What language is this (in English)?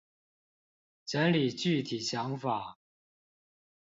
Chinese